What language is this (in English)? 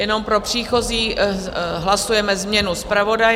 Czech